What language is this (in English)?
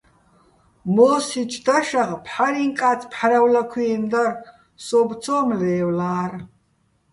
Bats